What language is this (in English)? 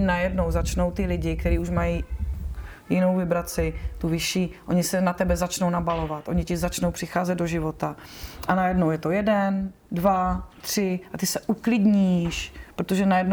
Czech